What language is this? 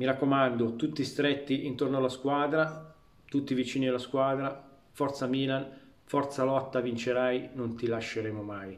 Italian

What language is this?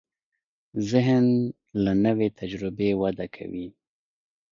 Pashto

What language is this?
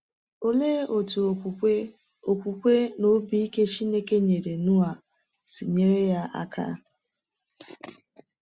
Igbo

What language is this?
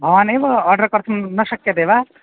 Sanskrit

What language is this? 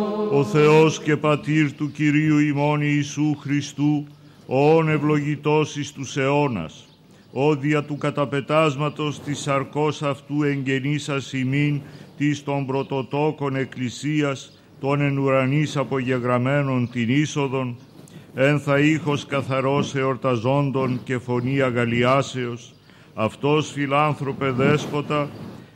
Greek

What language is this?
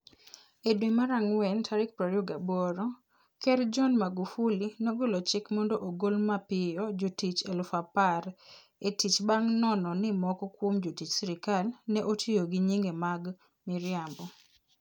Luo (Kenya and Tanzania)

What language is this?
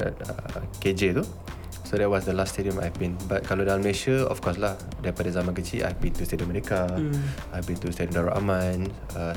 Malay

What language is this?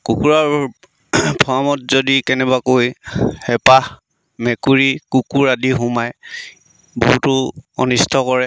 Assamese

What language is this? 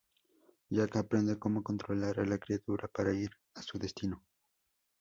Spanish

